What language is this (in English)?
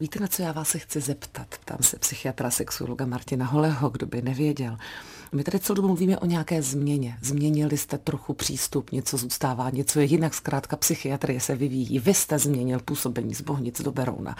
Czech